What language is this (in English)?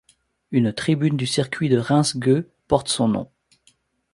French